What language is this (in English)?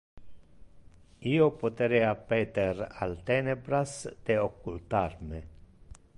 Interlingua